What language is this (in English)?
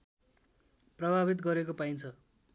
Nepali